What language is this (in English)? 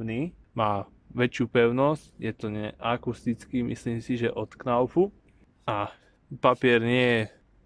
Slovak